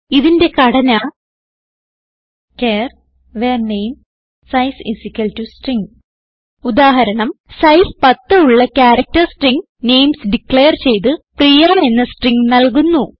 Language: Malayalam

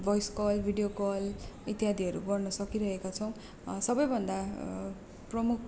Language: Nepali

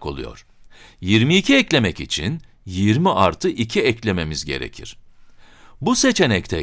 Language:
Turkish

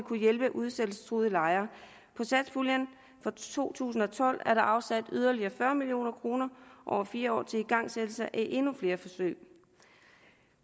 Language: Danish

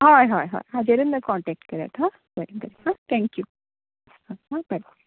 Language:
Konkani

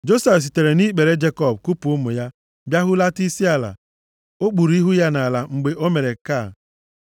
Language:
Igbo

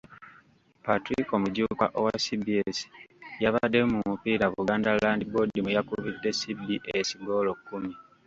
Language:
Ganda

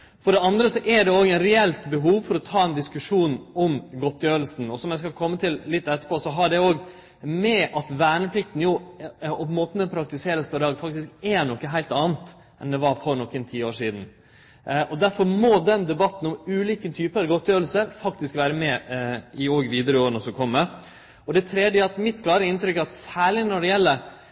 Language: Norwegian Nynorsk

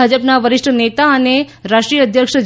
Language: Gujarati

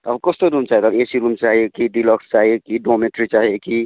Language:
Nepali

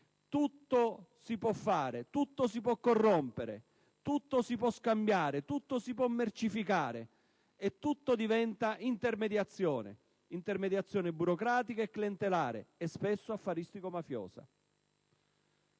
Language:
Italian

